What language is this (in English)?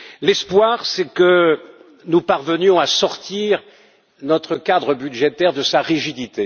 French